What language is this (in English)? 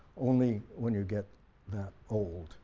English